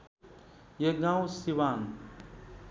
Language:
Nepali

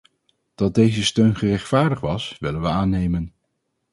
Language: Dutch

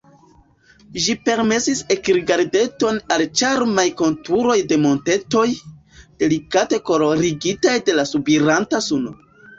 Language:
Esperanto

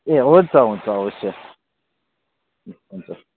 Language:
Nepali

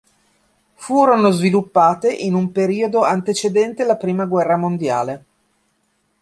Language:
Italian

